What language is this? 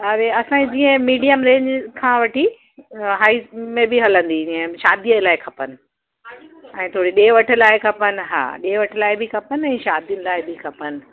Sindhi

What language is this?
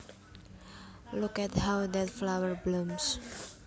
Javanese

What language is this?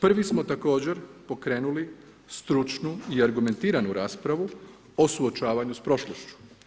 Croatian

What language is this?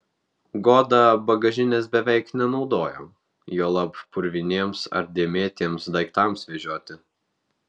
Lithuanian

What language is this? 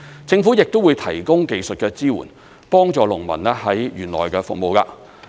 Cantonese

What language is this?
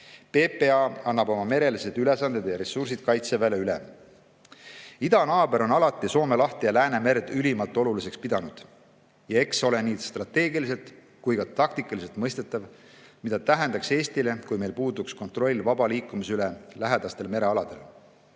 Estonian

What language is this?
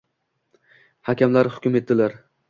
Uzbek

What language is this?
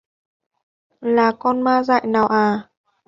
Vietnamese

